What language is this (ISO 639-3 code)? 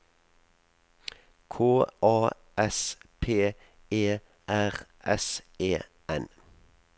nor